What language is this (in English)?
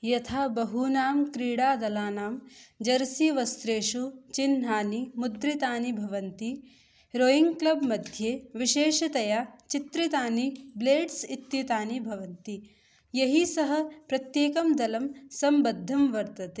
Sanskrit